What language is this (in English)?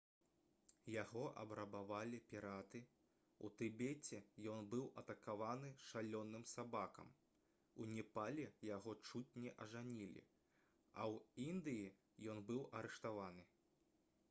Belarusian